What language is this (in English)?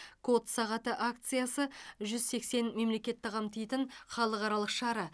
Kazakh